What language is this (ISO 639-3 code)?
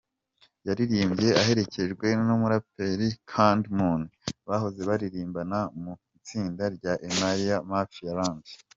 kin